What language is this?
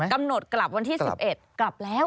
Thai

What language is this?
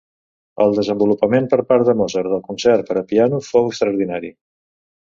Catalan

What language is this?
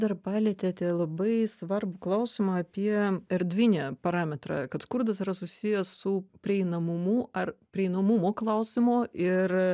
Lithuanian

